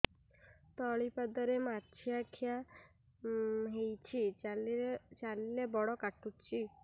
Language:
Odia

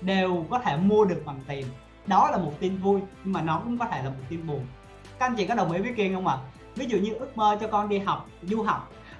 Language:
Vietnamese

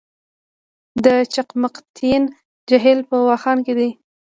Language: Pashto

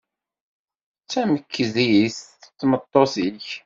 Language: Kabyle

